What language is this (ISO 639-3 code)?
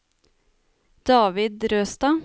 nor